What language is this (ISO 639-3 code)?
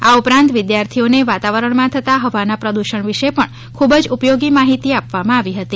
guj